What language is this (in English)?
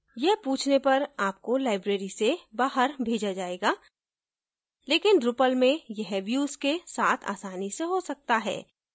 Hindi